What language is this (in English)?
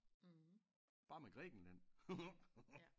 Danish